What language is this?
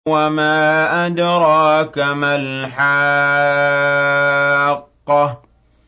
Arabic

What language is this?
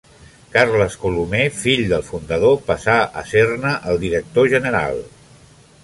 Catalan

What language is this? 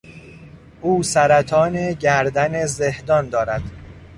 Persian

